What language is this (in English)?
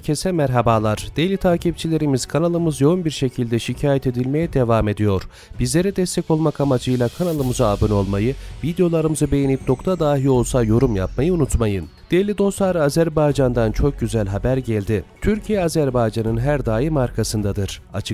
Turkish